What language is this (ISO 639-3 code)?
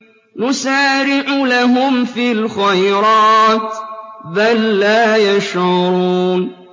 ara